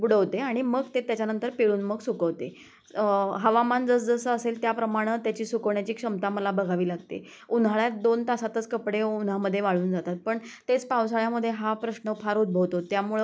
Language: Marathi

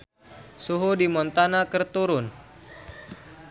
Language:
Sundanese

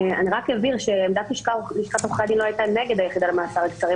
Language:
Hebrew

